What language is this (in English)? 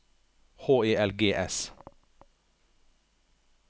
Norwegian